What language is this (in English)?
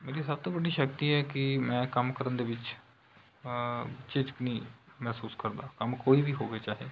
Punjabi